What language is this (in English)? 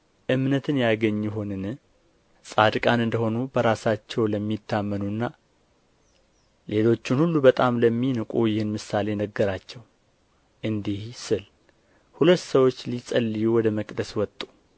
Amharic